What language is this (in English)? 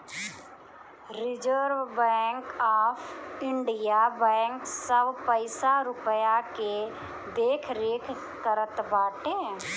Bhojpuri